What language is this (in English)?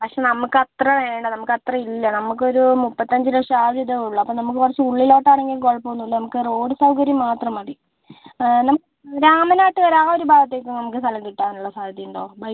Malayalam